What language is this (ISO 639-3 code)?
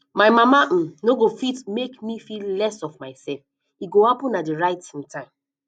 pcm